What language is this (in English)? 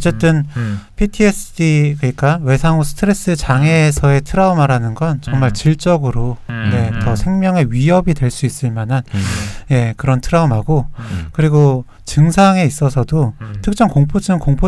Korean